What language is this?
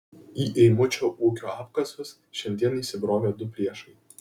Lithuanian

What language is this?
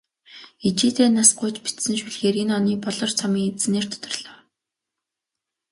Mongolian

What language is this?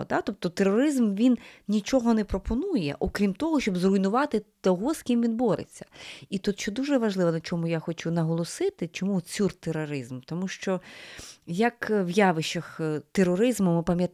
Ukrainian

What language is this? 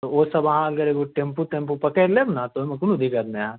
Maithili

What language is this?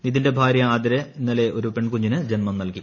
Malayalam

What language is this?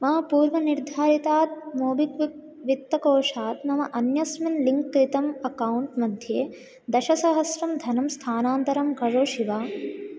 Sanskrit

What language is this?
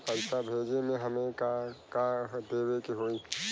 Bhojpuri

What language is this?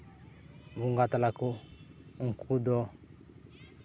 Santali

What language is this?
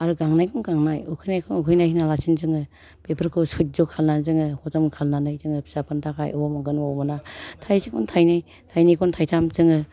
Bodo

